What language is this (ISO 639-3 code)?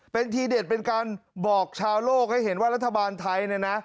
tha